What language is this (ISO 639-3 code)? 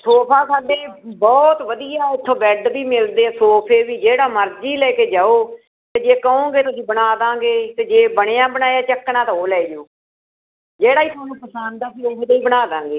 pan